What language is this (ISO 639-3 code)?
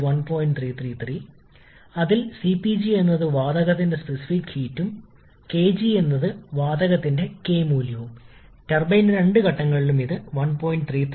mal